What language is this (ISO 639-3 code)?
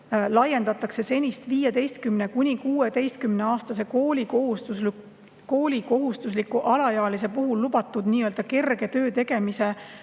est